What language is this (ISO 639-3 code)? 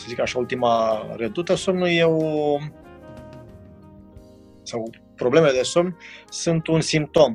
ron